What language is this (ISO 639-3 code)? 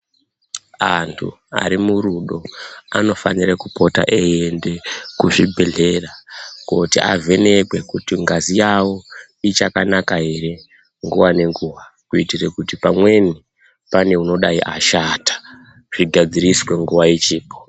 ndc